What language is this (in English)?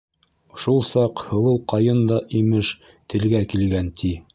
Bashkir